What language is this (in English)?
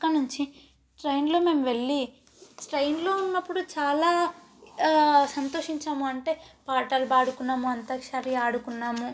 Telugu